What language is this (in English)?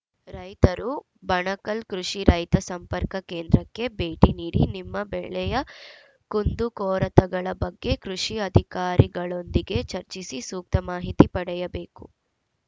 Kannada